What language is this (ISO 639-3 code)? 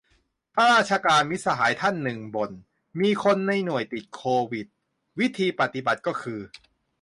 tha